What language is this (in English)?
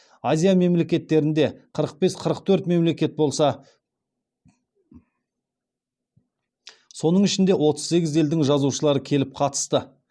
Kazakh